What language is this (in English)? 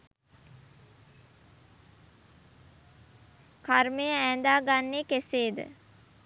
Sinhala